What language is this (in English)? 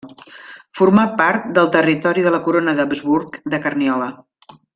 Catalan